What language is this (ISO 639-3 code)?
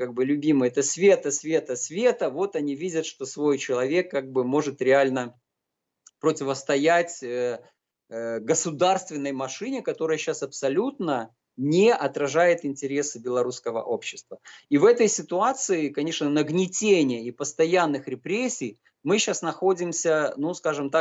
rus